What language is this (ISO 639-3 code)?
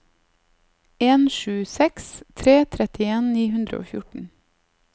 nor